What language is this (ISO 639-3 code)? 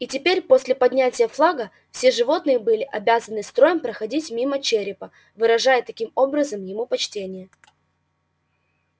rus